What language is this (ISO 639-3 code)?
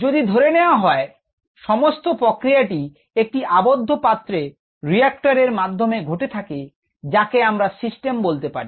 ben